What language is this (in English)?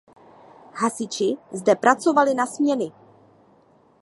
Czech